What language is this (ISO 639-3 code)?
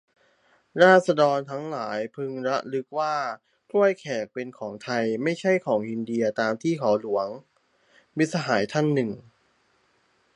tha